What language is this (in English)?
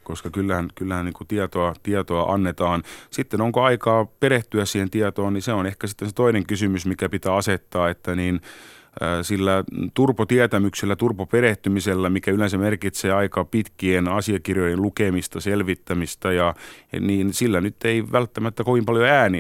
Finnish